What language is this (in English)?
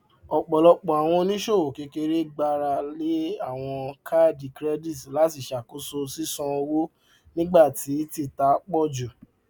Yoruba